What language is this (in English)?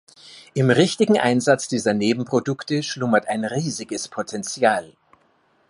German